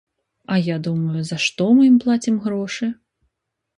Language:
Belarusian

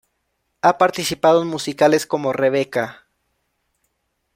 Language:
Spanish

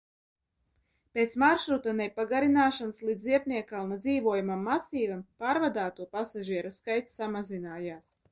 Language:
Latvian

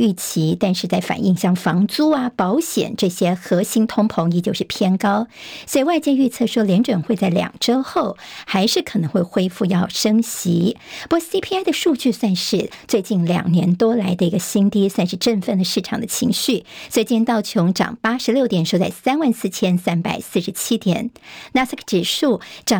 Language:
Chinese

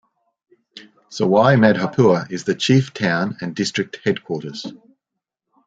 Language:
English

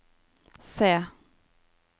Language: Norwegian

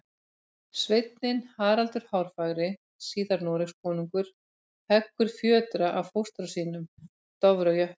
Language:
Icelandic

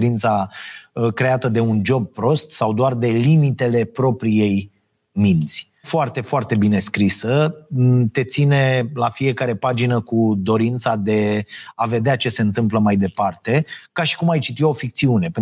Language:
Romanian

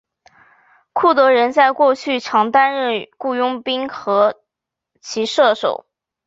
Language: Chinese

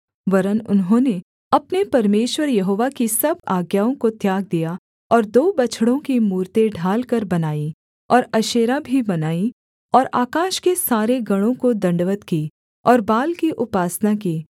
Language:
Hindi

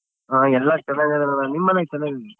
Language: Kannada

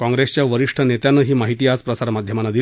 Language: Marathi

